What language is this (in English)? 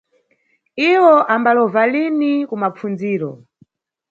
Nyungwe